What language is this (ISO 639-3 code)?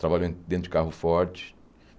por